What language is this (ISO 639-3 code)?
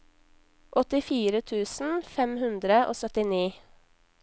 nor